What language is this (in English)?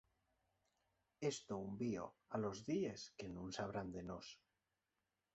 Asturian